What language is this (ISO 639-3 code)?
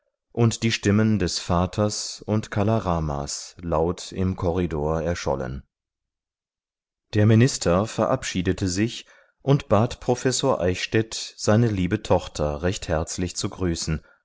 deu